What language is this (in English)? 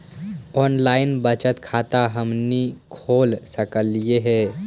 Magahi